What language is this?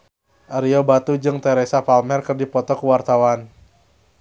Sundanese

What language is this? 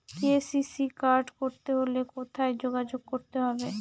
Bangla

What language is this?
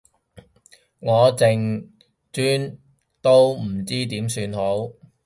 Cantonese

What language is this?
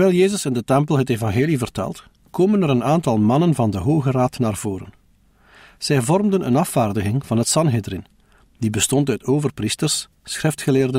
Dutch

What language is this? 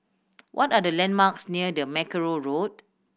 English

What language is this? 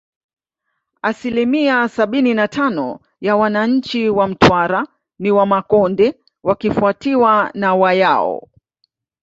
Swahili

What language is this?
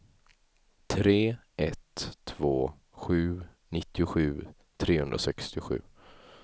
Swedish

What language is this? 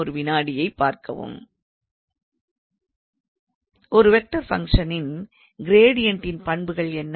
Tamil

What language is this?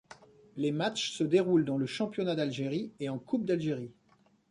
French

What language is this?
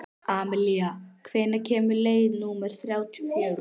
Icelandic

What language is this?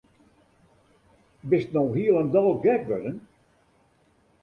Western Frisian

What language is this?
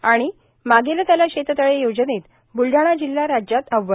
Marathi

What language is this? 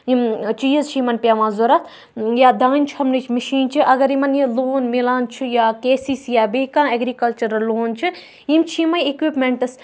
Kashmiri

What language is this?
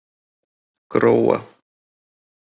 Icelandic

